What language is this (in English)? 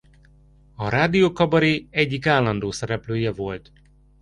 Hungarian